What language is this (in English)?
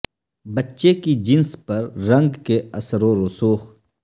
Urdu